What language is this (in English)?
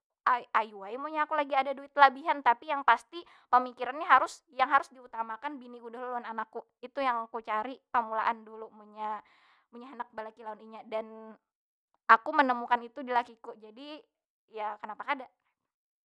Banjar